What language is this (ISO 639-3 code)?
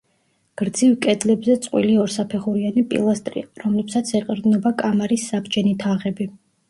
kat